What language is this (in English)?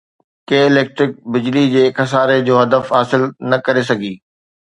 Sindhi